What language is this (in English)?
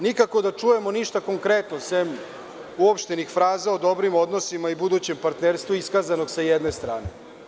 Serbian